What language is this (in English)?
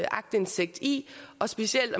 Danish